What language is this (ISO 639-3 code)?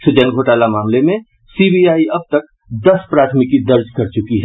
hin